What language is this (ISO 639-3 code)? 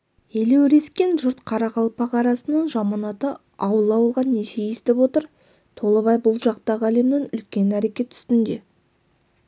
kaz